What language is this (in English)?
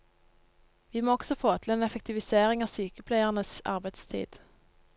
Norwegian